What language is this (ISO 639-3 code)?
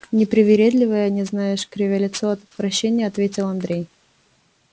rus